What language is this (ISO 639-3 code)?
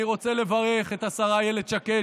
heb